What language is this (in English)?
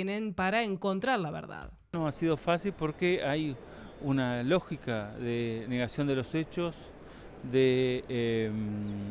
Spanish